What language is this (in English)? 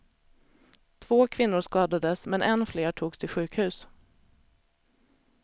Swedish